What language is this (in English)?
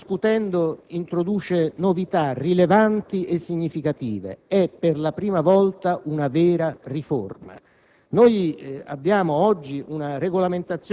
Italian